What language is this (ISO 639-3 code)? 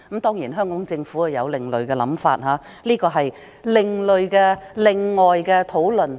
yue